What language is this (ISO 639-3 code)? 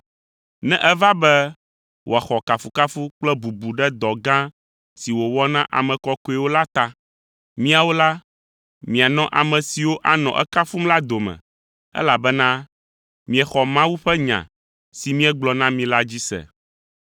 ewe